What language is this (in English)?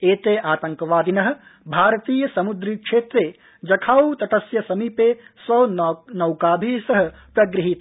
Sanskrit